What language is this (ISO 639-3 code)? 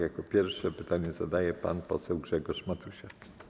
pol